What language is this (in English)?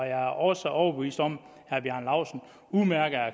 Danish